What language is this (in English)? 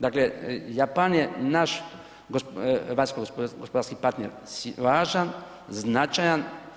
Croatian